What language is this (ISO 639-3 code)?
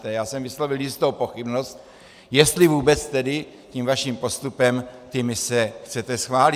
ces